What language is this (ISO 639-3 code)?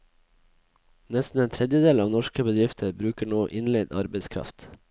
nor